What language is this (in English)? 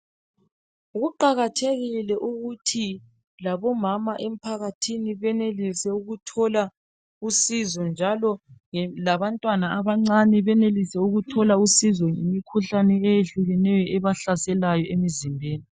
North Ndebele